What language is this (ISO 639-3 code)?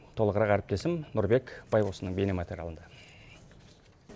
kaz